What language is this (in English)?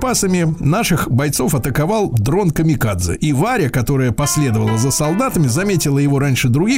Russian